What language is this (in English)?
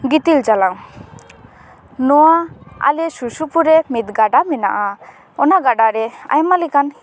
Santali